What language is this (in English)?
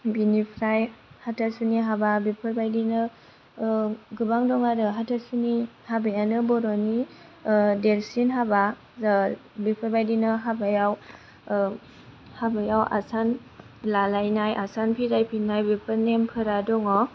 Bodo